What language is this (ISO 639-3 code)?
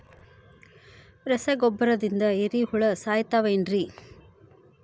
kan